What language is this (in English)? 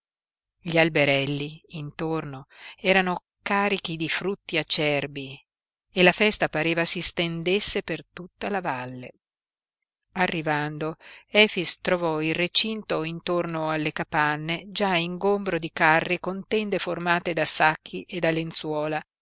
Italian